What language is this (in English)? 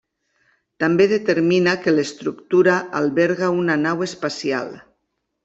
Catalan